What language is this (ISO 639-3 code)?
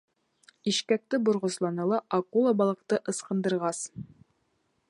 bak